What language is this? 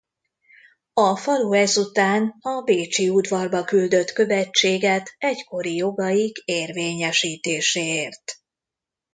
Hungarian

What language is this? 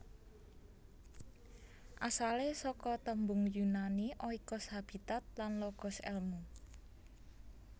Javanese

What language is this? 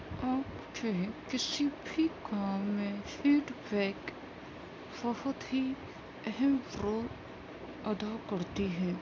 Urdu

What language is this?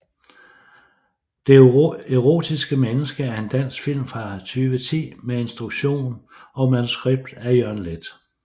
Danish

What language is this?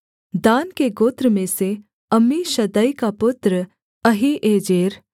Hindi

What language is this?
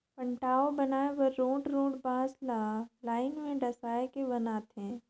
Chhattisgarhi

